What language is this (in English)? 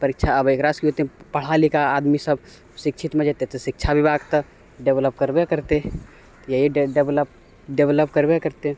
Maithili